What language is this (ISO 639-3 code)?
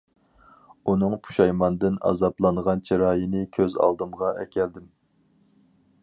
uig